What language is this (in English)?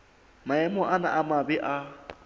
Southern Sotho